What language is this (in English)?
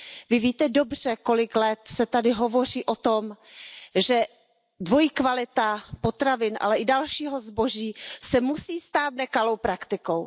Czech